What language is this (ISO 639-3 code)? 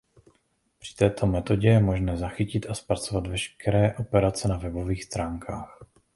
ces